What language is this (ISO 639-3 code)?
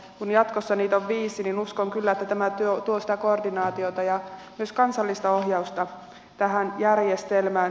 fin